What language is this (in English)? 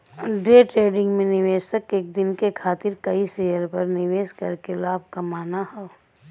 Bhojpuri